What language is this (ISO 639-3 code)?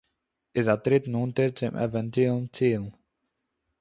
yid